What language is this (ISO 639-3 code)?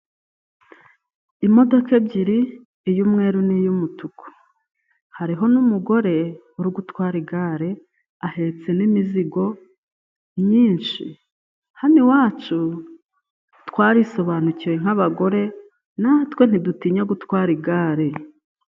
kin